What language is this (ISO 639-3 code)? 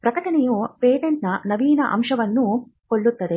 kan